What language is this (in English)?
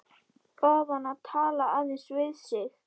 Icelandic